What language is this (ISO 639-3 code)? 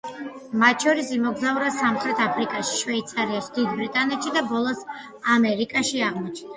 kat